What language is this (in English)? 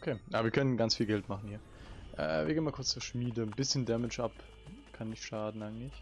German